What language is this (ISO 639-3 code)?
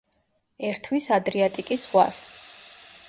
kat